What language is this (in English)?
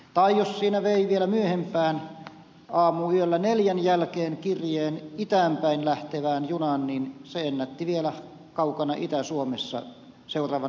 Finnish